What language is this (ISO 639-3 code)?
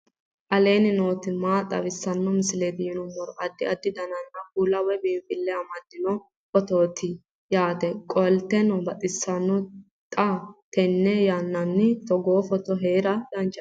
sid